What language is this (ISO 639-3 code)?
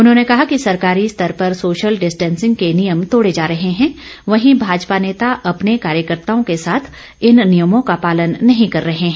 hin